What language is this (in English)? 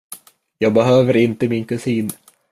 Swedish